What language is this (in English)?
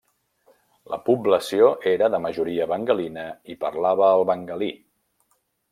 Catalan